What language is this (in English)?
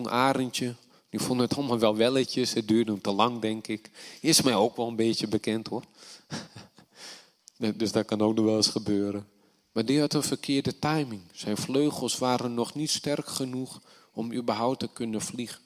Dutch